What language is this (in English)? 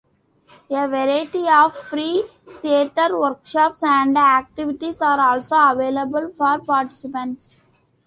English